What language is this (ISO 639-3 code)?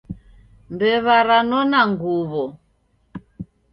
dav